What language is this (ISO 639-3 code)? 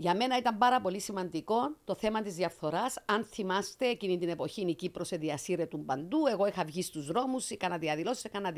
ell